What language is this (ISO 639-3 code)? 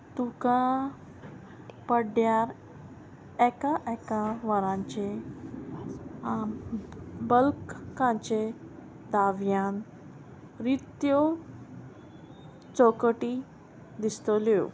kok